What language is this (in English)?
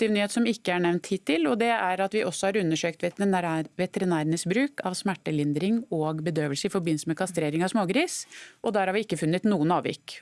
Norwegian